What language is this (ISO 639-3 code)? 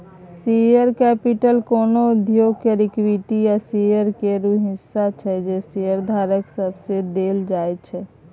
mai